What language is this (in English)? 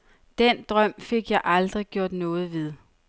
Danish